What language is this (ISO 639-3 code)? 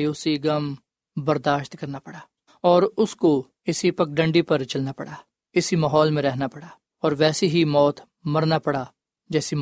urd